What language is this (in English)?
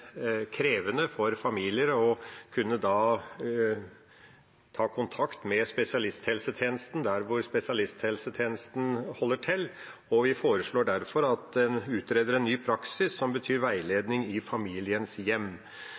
Norwegian Bokmål